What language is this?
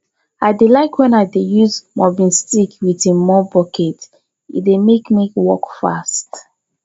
Nigerian Pidgin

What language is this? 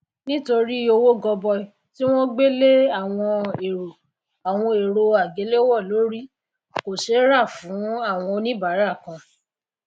Yoruba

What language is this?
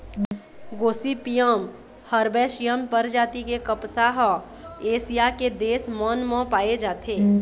Chhattisgarhi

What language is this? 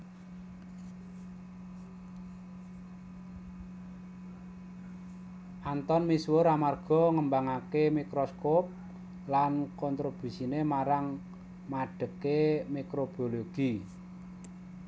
Javanese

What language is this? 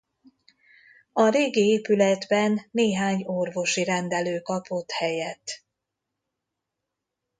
Hungarian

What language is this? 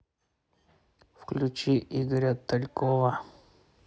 Russian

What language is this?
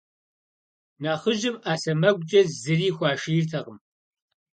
Kabardian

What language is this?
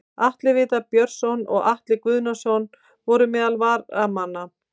Icelandic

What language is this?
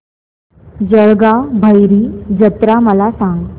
Marathi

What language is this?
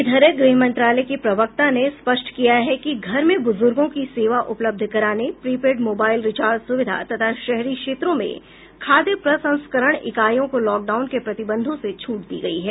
Hindi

